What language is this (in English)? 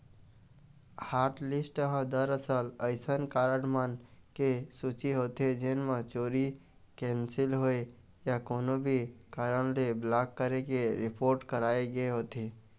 Chhattisgarhi